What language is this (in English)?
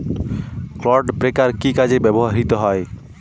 Bangla